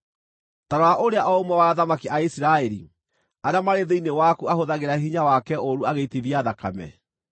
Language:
Kikuyu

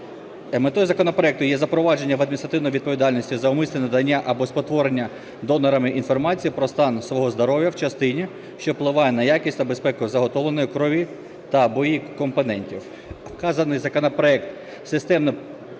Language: Ukrainian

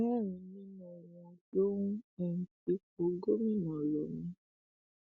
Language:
Yoruba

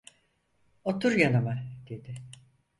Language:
Turkish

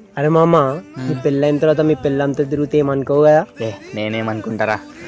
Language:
Telugu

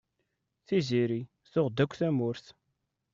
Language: Kabyle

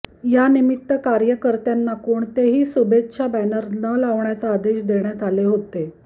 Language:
Marathi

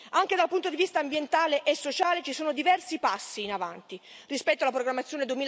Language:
Italian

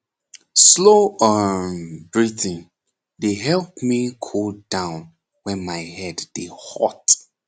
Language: Nigerian Pidgin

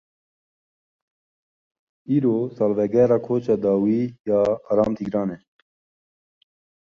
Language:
Kurdish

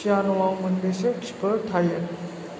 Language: Bodo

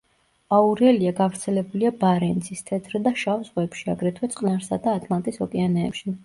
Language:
Georgian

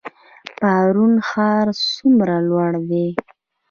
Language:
Pashto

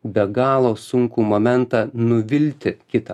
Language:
Lithuanian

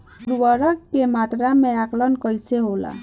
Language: Bhojpuri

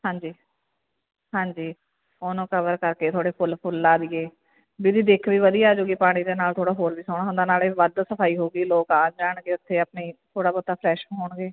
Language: Punjabi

